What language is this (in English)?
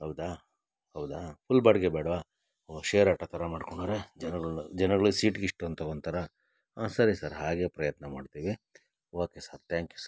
Kannada